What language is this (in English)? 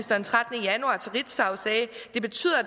Danish